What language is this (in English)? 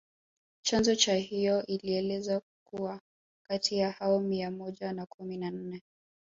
Swahili